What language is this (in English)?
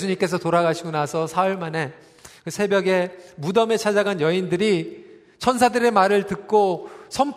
Korean